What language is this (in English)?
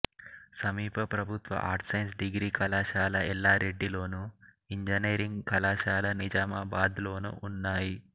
Telugu